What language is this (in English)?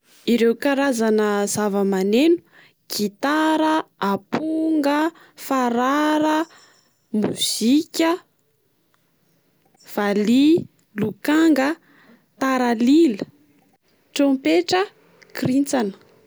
Malagasy